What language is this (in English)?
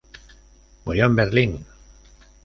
Spanish